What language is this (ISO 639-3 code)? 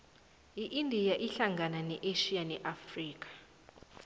nbl